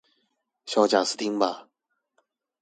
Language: Chinese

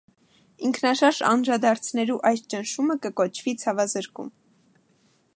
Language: Armenian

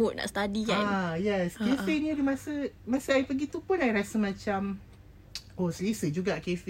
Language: Malay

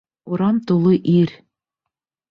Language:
Bashkir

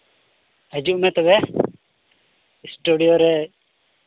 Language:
Santali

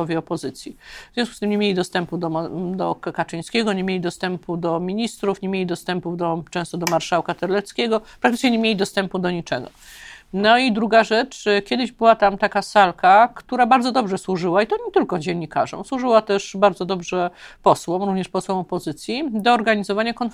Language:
Polish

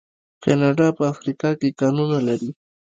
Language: Pashto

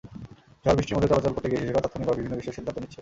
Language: Bangla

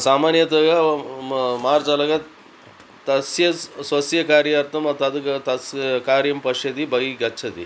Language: Sanskrit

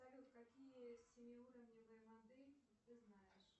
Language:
Russian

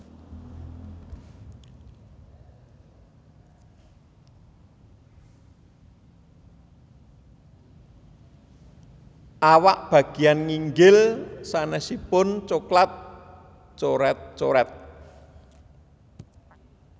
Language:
Javanese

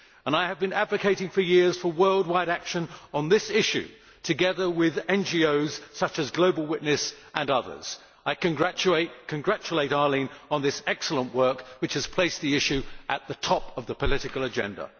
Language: English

